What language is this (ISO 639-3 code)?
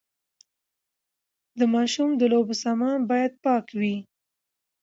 pus